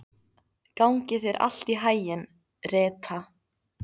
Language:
Icelandic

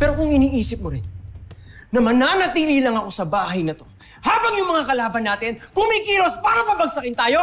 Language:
Filipino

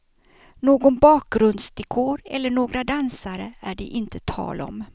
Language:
Swedish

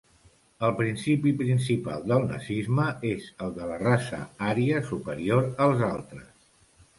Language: Catalan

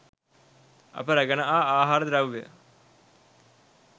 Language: Sinhala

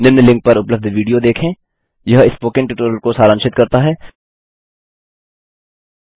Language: Hindi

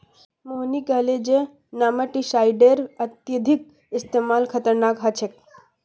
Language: Magahi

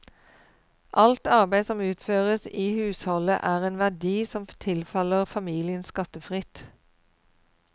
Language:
Norwegian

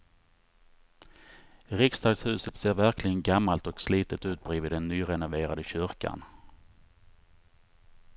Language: Swedish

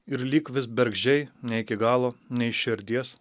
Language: Lithuanian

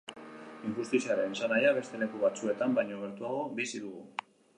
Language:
Basque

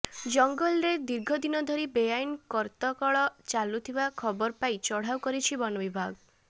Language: Odia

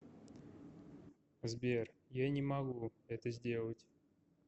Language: Russian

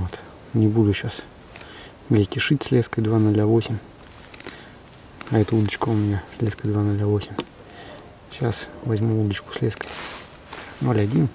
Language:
Russian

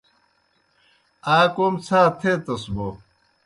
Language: Kohistani Shina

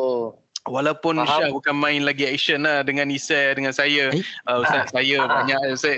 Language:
Malay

